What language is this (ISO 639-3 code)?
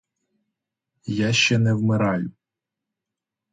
ukr